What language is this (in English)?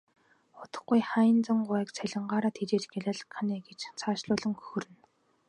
Mongolian